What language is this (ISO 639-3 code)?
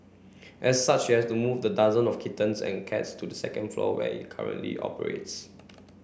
eng